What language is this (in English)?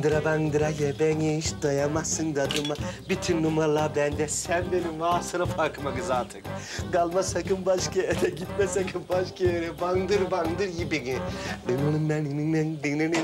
Turkish